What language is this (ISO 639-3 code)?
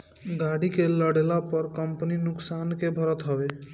bho